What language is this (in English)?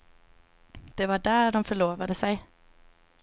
Swedish